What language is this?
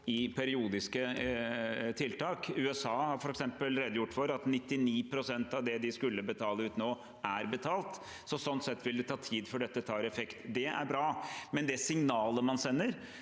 Norwegian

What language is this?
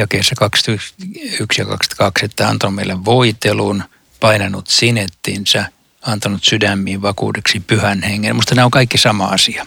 Finnish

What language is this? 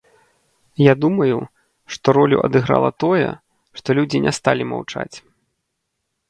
Belarusian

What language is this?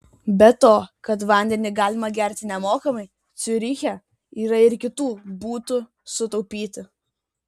Lithuanian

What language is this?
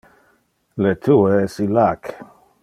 Interlingua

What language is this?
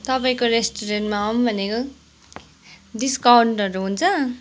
Nepali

